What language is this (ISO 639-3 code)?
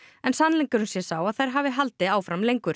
isl